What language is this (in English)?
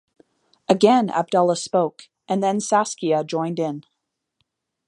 English